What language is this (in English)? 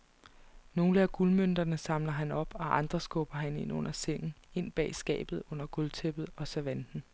Danish